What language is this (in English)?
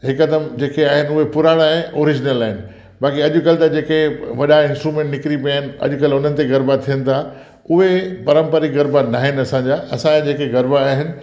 Sindhi